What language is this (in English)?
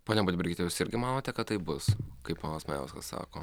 Lithuanian